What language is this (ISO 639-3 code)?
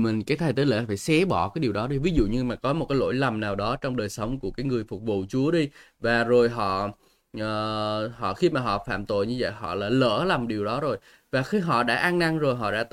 vie